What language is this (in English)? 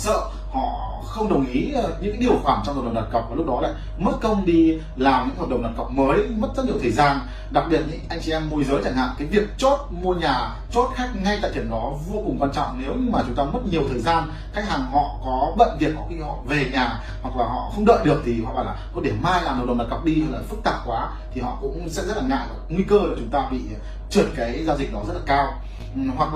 Vietnamese